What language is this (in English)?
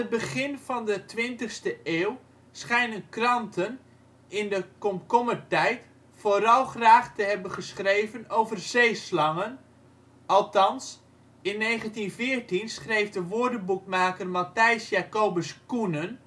Dutch